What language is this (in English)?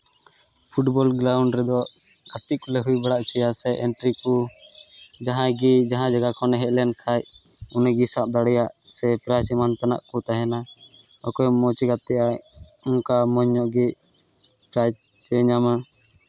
Santali